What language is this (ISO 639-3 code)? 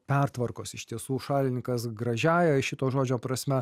lit